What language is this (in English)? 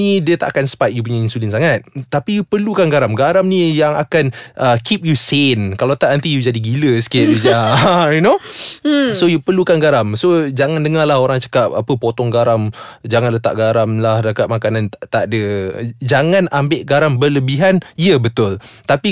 Malay